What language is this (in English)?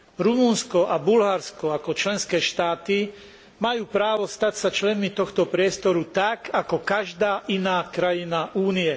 Slovak